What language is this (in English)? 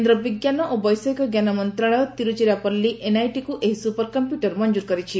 Odia